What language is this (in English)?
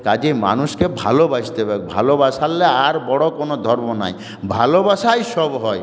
Bangla